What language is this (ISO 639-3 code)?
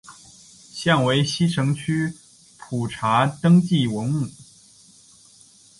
zho